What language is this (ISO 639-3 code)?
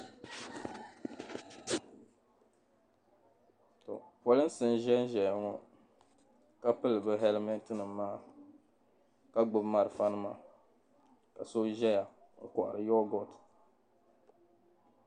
dag